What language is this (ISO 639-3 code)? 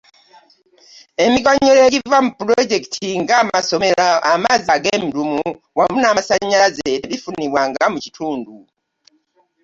lug